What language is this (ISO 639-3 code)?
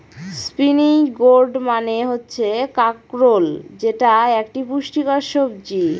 ben